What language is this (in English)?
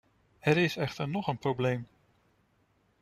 Dutch